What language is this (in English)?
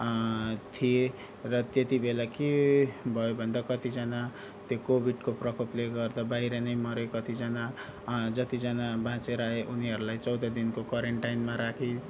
Nepali